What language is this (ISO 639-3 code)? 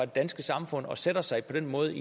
dan